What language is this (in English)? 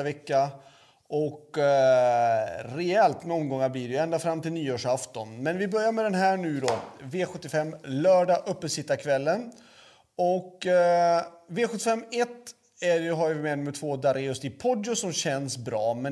Swedish